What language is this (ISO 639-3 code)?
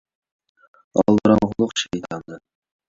uig